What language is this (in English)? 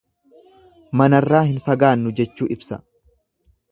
Oromo